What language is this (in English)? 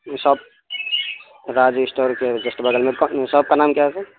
Urdu